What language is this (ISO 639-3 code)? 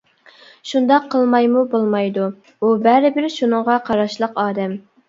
uig